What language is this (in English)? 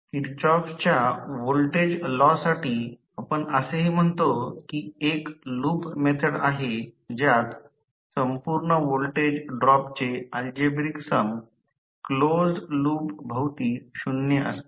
Marathi